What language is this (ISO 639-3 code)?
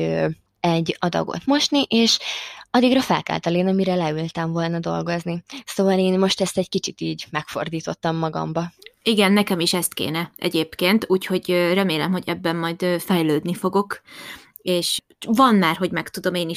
hun